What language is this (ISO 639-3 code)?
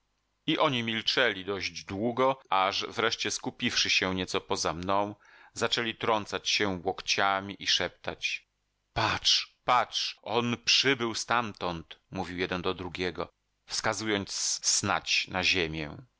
pol